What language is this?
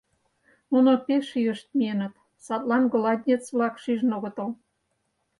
Mari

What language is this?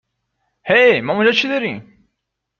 Persian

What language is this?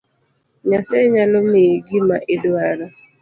Luo (Kenya and Tanzania)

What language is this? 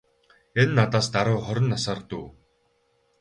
Mongolian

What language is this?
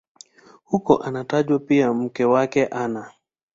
Swahili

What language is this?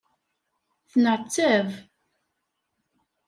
Kabyle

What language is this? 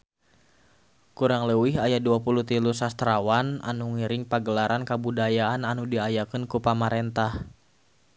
Sundanese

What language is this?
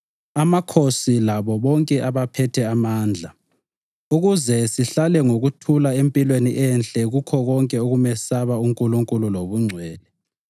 North Ndebele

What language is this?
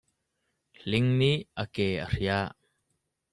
Hakha Chin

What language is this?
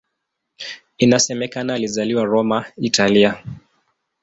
Swahili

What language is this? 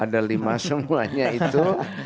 Indonesian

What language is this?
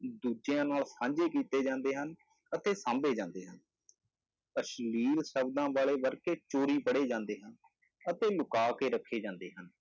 Punjabi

